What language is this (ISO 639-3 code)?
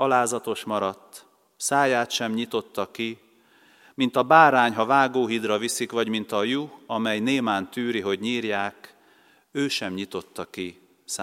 hun